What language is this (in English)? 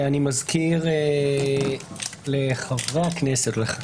Hebrew